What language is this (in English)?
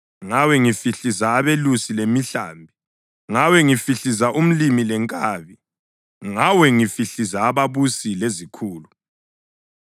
North Ndebele